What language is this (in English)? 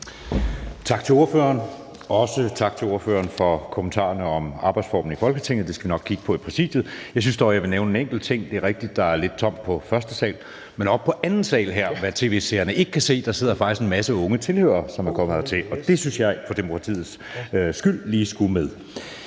Danish